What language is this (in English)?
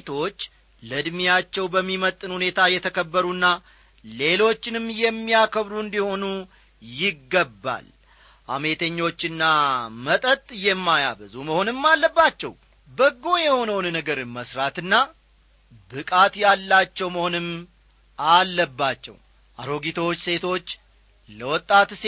Amharic